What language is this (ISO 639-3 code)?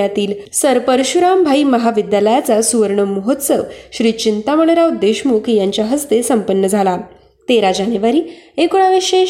mar